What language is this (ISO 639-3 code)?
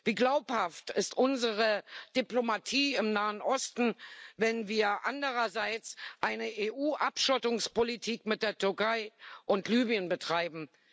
deu